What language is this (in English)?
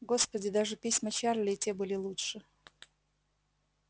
Russian